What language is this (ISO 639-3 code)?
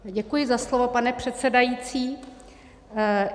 ces